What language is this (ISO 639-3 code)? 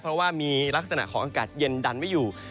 tha